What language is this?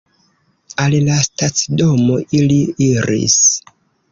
Esperanto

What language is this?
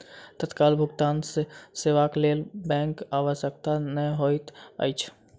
Maithili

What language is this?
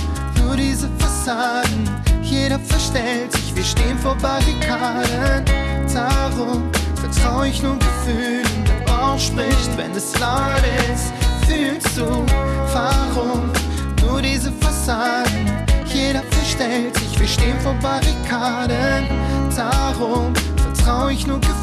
Turkish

